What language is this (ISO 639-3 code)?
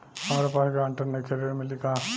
bho